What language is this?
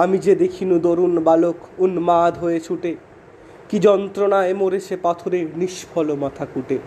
Bangla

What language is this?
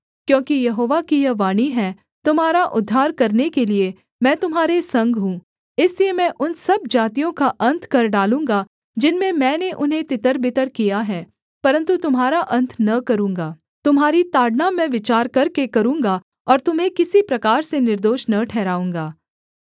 Hindi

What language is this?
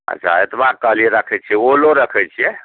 Maithili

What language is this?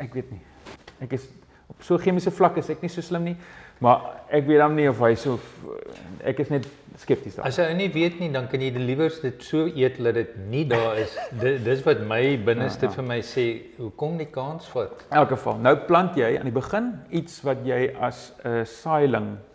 Dutch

